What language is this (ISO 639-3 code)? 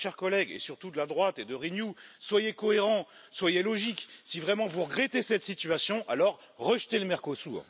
fra